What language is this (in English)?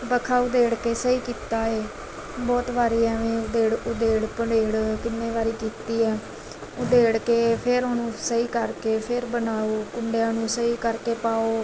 Punjabi